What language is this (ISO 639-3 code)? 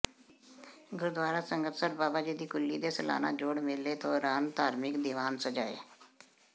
pan